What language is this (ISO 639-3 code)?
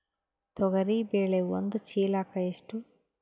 kan